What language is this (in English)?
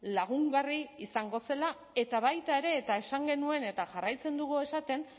Basque